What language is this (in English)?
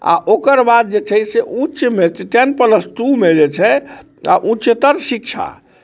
Maithili